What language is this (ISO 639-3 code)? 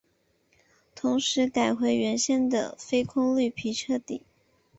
zho